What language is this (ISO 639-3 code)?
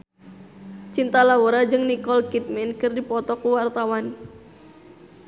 sun